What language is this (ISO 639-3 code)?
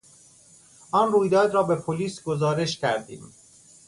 fas